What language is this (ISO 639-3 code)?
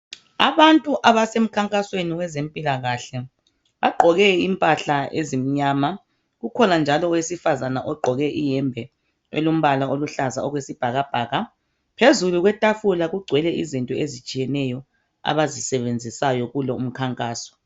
nde